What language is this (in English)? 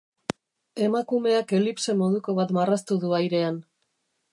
Basque